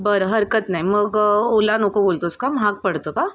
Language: Marathi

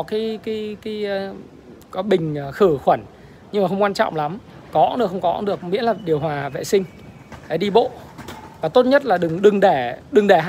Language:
Vietnamese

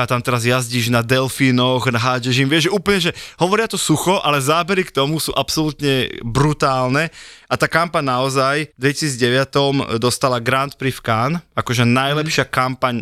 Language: Slovak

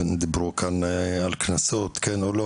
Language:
Hebrew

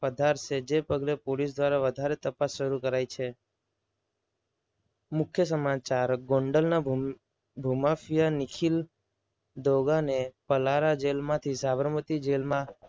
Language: Gujarati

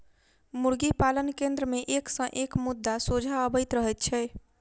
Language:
Maithili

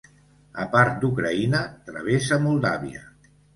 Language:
Catalan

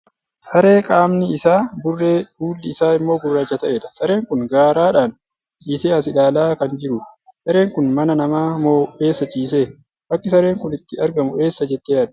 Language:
Oromo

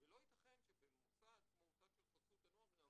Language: Hebrew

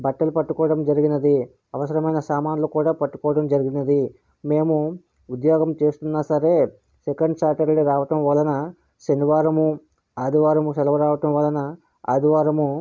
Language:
Telugu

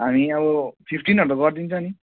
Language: Nepali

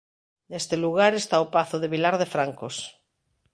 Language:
Galician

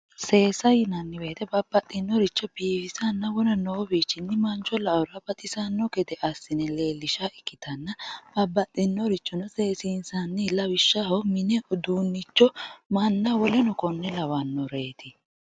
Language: Sidamo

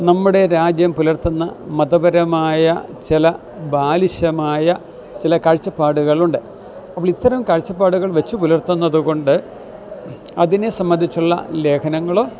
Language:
Malayalam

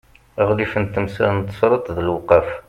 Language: Kabyle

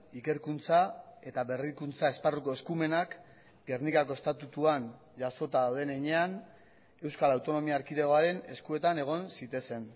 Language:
Basque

